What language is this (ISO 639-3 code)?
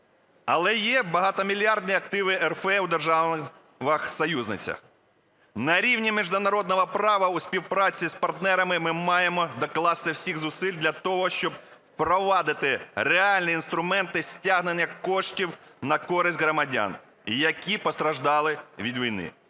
ukr